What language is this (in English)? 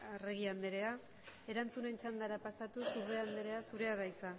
Basque